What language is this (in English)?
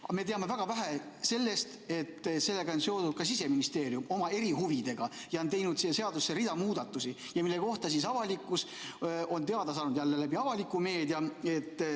Estonian